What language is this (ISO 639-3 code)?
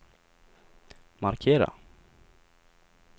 swe